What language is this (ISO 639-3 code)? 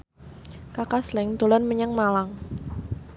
jav